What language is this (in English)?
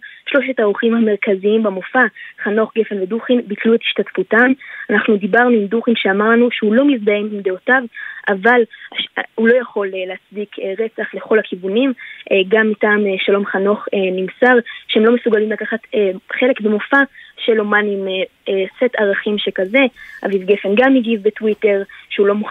Hebrew